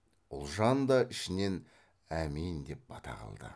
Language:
Kazakh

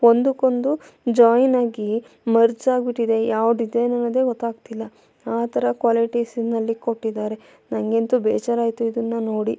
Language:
Kannada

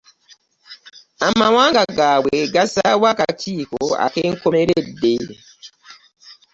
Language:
Ganda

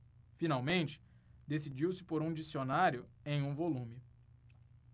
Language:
Portuguese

